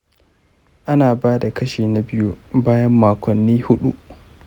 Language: Hausa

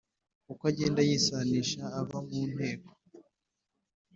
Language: Kinyarwanda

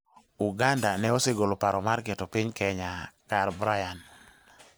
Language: Luo (Kenya and Tanzania)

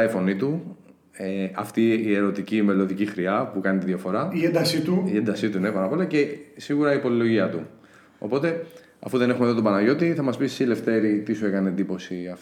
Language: Greek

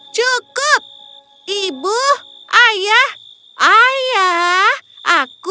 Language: Indonesian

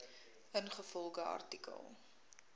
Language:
Afrikaans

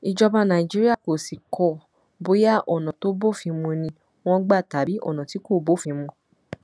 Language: Yoruba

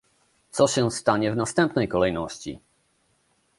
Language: Polish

